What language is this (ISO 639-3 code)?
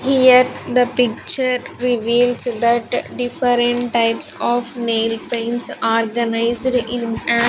eng